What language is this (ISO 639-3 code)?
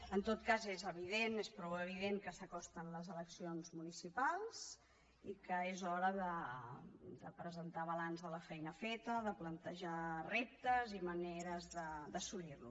cat